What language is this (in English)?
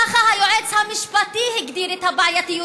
Hebrew